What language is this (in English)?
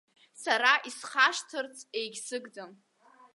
Abkhazian